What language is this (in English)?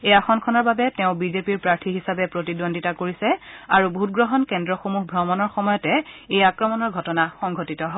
Assamese